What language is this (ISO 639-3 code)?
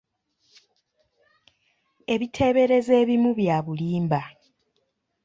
lug